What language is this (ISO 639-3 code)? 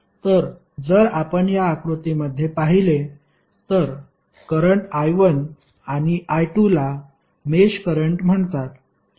mar